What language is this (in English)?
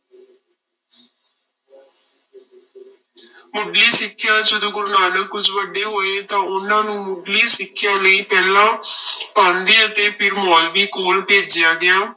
Punjabi